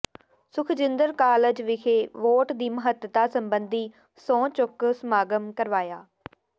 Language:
Punjabi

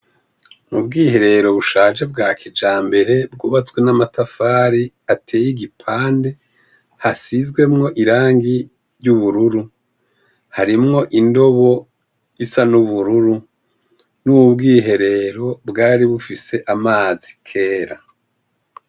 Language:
Rundi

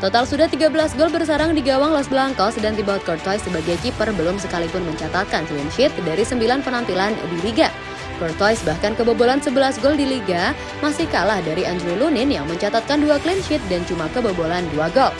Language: Indonesian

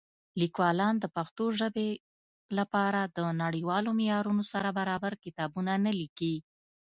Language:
Pashto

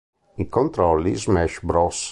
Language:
Italian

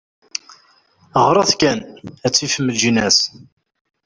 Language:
Kabyle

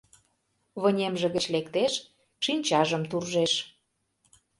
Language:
Mari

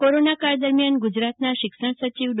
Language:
Gujarati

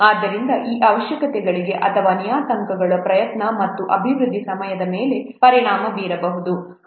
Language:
Kannada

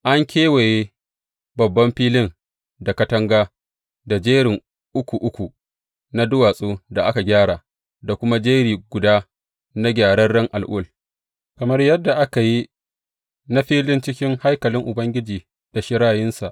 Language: Hausa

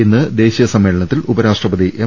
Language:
Malayalam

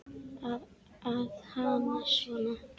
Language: Icelandic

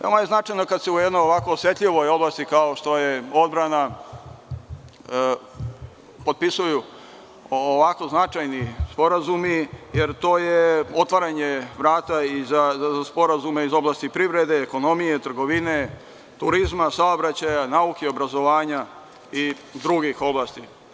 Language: Serbian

